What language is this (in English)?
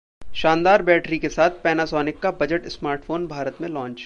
Hindi